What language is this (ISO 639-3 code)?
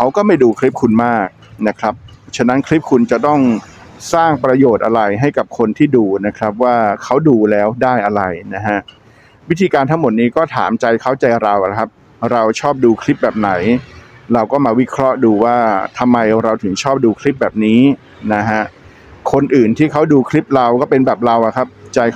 tha